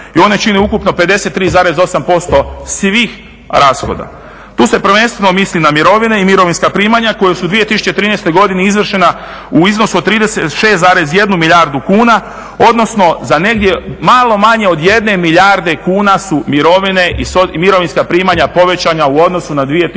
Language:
Croatian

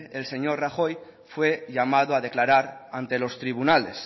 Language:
Spanish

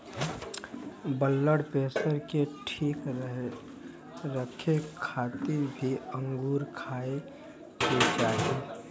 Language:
Bhojpuri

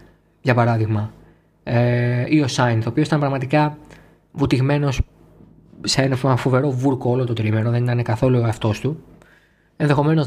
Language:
Greek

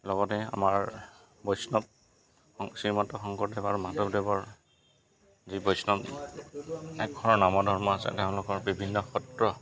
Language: Assamese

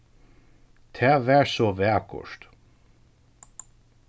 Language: Faroese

